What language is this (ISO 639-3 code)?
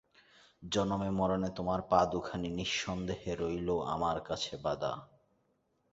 ben